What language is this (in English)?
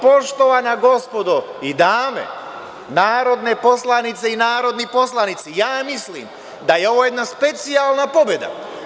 Serbian